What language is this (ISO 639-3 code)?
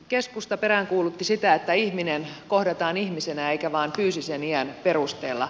fin